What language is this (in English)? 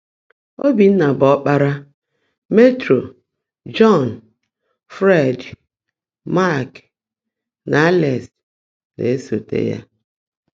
Igbo